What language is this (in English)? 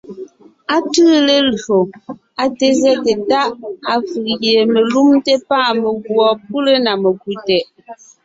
Ngiemboon